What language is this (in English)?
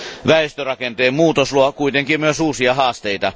Finnish